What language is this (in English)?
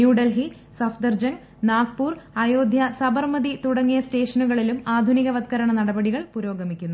Malayalam